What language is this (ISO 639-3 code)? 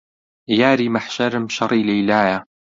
ckb